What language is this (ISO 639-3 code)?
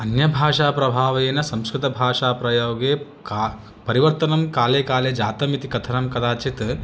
san